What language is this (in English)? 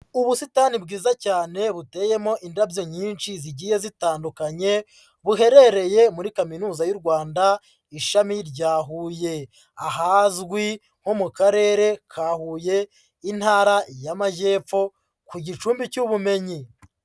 Kinyarwanda